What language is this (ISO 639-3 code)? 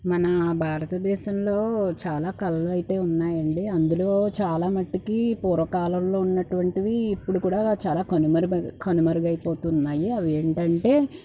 tel